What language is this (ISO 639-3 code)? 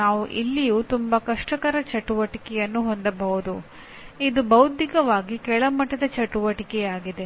kan